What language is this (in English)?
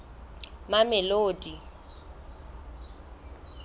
Southern Sotho